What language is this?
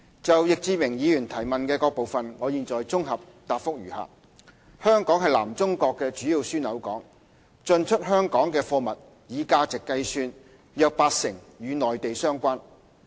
Cantonese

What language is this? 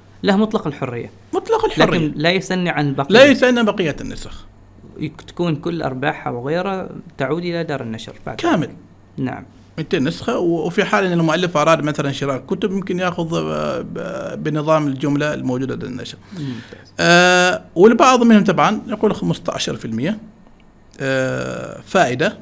Arabic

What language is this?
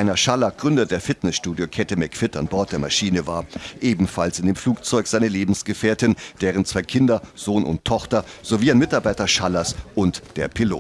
German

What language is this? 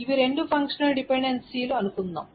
Telugu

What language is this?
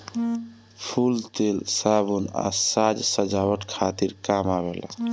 Bhojpuri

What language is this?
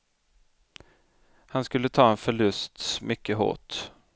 Swedish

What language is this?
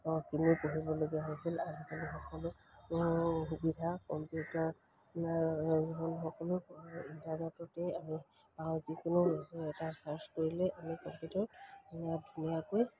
Assamese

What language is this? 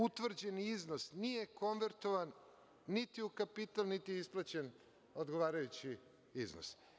Serbian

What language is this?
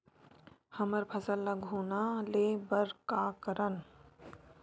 Chhattisgarhi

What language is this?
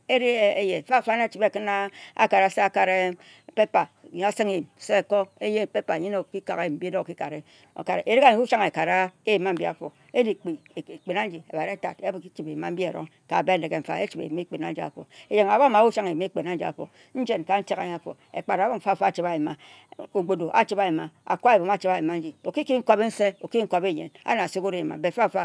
Ejagham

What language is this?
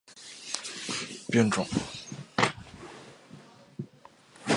Chinese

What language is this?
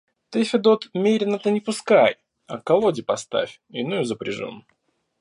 Russian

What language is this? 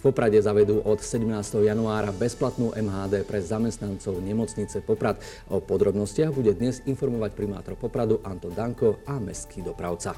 Slovak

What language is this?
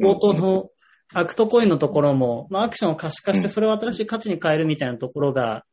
Japanese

